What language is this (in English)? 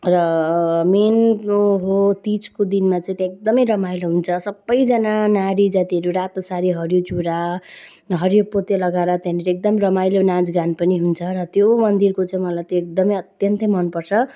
Nepali